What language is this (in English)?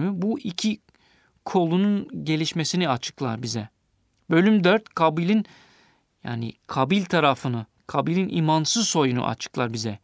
Turkish